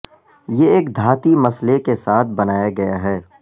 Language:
Urdu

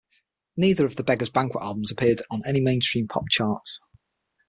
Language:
English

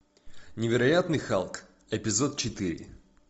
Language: Russian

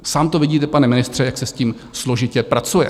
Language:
Czech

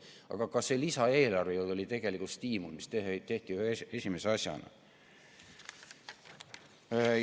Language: Estonian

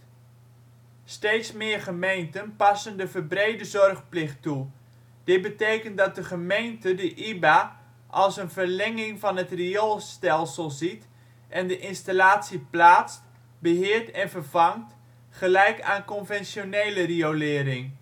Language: Dutch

